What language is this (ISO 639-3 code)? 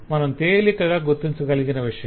tel